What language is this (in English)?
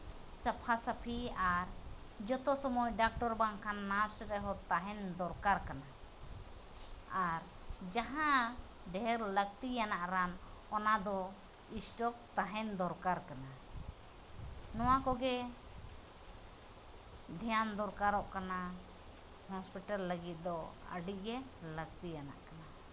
Santali